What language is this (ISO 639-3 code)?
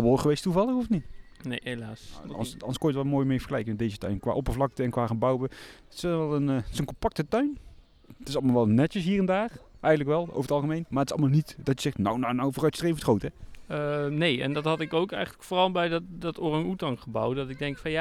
nld